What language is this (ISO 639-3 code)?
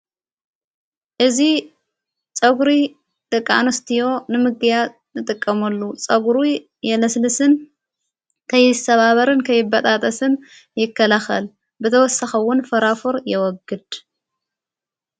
tir